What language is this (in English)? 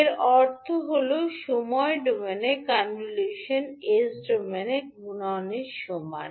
Bangla